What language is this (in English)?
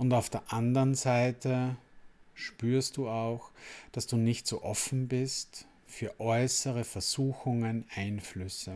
German